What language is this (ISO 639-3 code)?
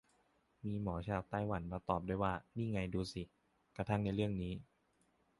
tha